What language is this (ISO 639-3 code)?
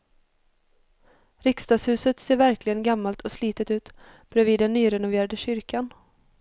swe